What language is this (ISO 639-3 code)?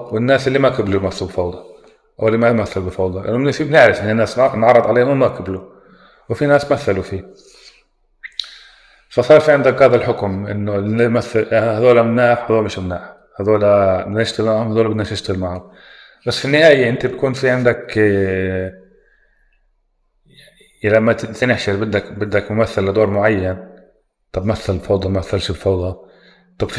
ara